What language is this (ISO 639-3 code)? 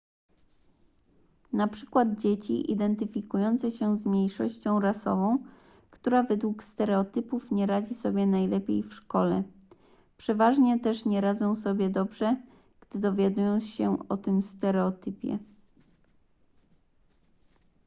pol